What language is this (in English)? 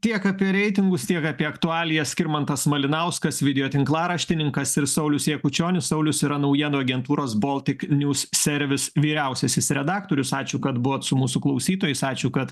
Lithuanian